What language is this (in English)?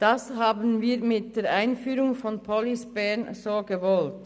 Swiss German